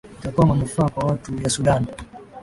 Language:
Swahili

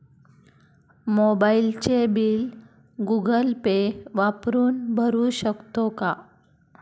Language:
Marathi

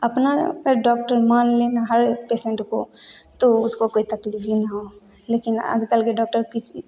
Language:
Hindi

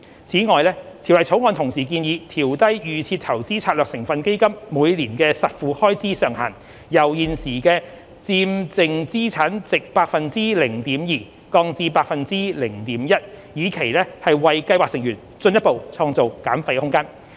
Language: Cantonese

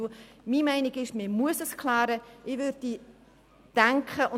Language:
Swiss German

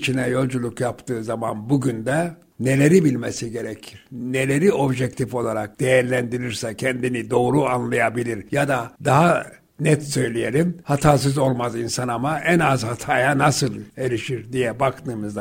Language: Turkish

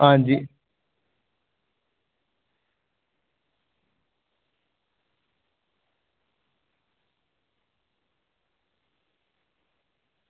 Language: Dogri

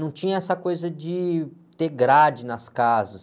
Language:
Portuguese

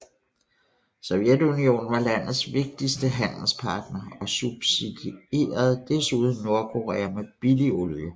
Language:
Danish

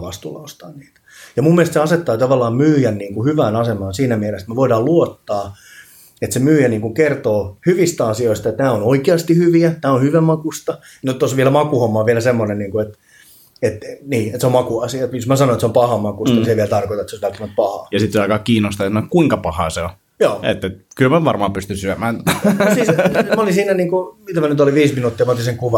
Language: Finnish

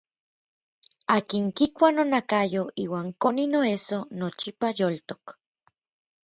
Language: Orizaba Nahuatl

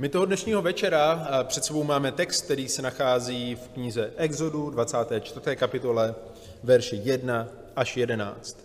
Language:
Czech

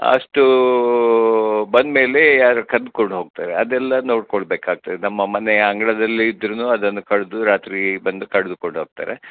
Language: Kannada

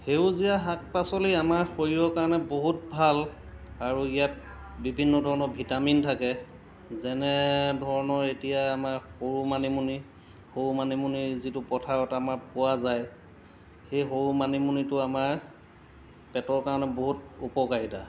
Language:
Assamese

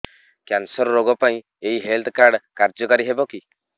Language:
Odia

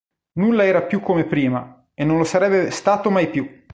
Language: Italian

